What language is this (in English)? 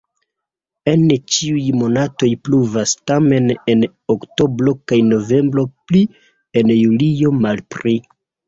Esperanto